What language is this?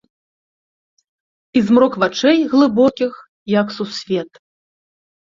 Belarusian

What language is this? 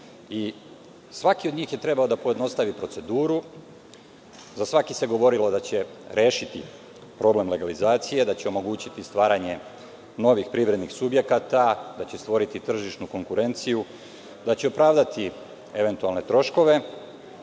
Serbian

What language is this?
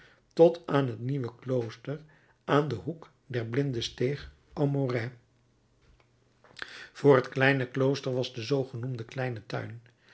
Dutch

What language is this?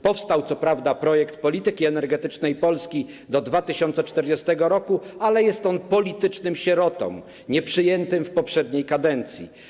Polish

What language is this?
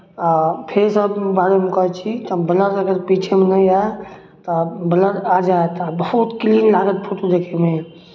Maithili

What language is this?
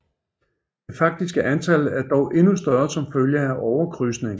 Danish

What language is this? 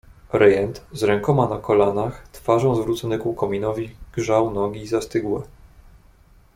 Polish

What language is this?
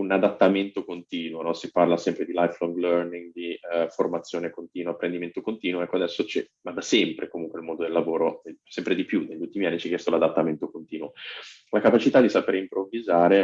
Italian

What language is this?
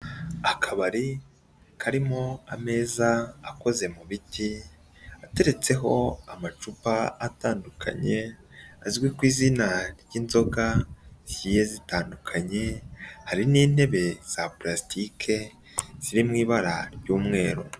Kinyarwanda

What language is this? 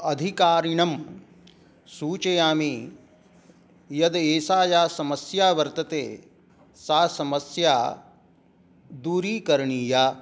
Sanskrit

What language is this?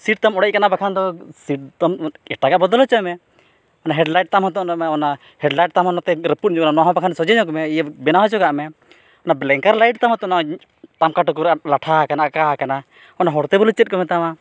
Santali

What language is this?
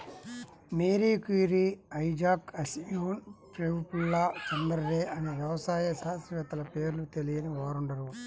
Telugu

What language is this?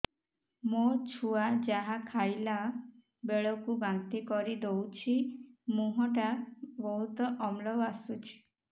Odia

